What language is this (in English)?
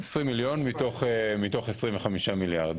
Hebrew